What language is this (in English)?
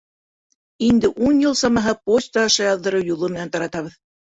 Bashkir